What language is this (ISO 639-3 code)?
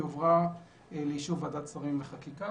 heb